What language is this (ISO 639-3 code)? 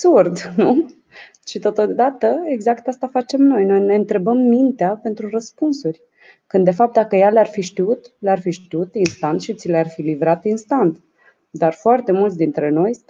ron